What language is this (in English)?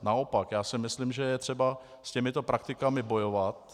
Czech